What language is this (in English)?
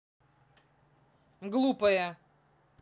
Russian